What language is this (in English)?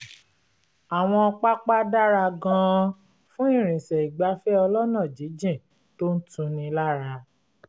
Yoruba